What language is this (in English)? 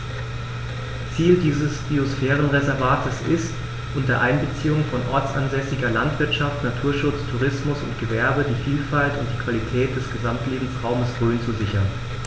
German